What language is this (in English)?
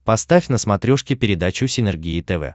Russian